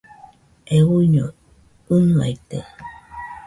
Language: Nüpode Huitoto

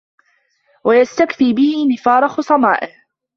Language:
Arabic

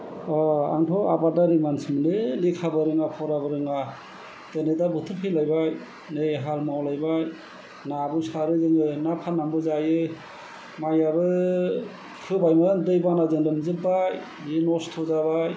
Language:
Bodo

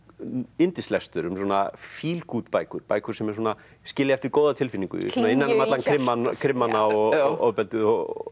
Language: Icelandic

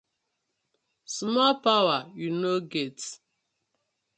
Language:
Nigerian Pidgin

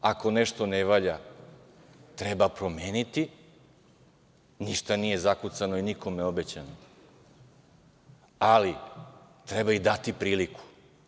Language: Serbian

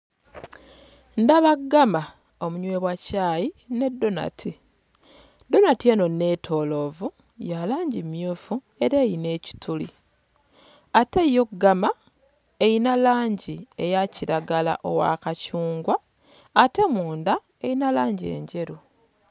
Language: Ganda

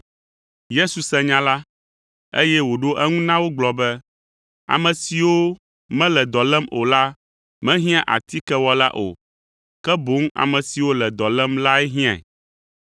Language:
Ewe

